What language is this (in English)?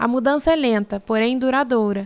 Portuguese